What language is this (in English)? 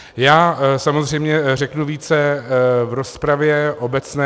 Czech